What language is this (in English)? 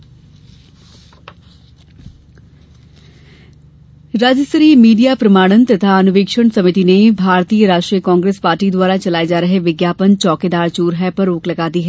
Hindi